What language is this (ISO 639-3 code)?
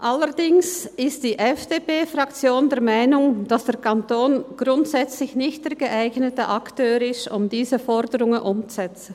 gsw